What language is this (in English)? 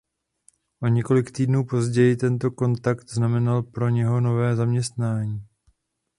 Czech